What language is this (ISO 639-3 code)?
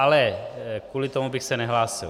ces